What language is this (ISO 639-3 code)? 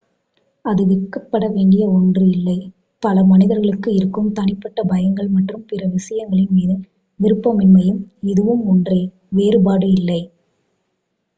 tam